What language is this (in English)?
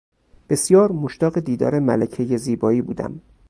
Persian